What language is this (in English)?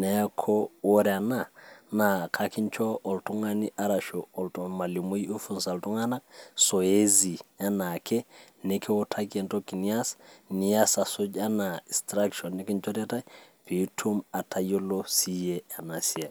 Masai